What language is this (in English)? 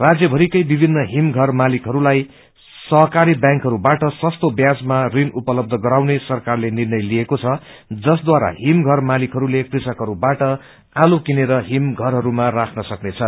Nepali